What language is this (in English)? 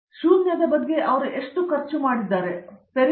Kannada